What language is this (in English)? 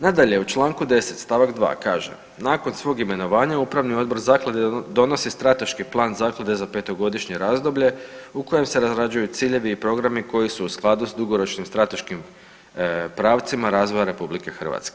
Croatian